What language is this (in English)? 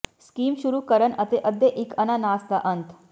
Punjabi